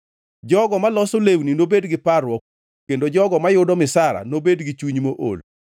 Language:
Luo (Kenya and Tanzania)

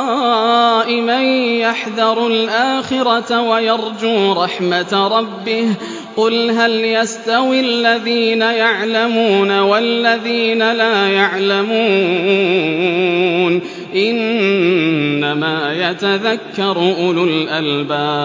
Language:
Arabic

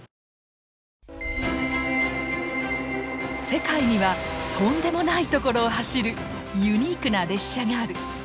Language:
Japanese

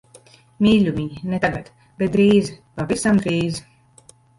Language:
Latvian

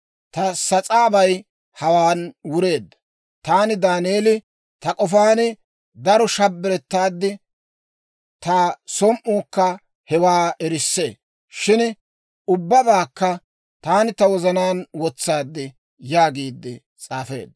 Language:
Dawro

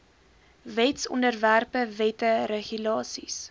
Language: Afrikaans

